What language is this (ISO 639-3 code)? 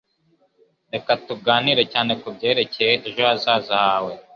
kin